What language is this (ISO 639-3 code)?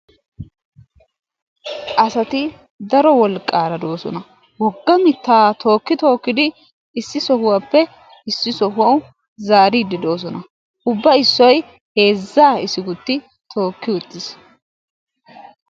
wal